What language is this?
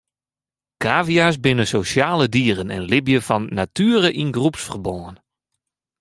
Western Frisian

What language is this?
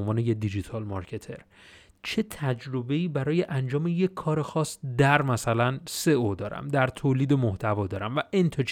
Persian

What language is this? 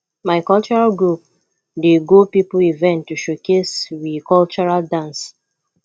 Nigerian Pidgin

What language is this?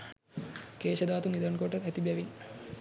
Sinhala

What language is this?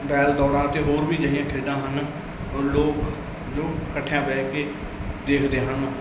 Punjabi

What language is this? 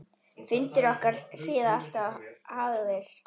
Icelandic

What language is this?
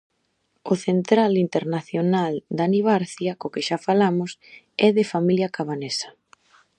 Galician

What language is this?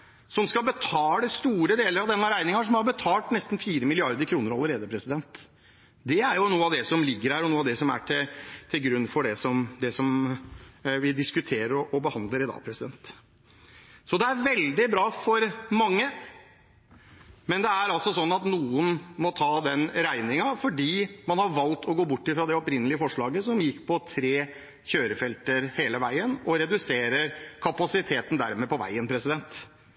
Norwegian Bokmål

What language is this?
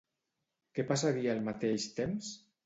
Catalan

